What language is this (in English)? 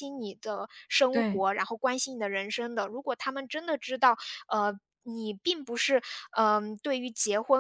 Chinese